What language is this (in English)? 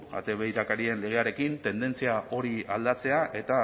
Basque